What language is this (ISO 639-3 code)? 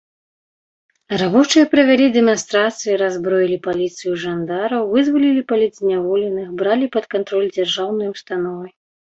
bel